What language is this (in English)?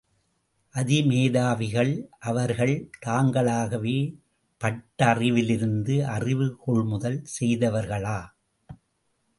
Tamil